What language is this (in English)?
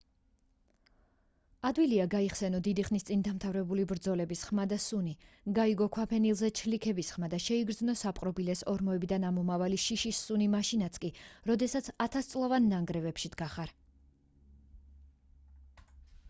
Georgian